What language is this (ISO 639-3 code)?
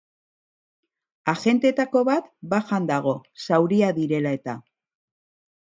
eus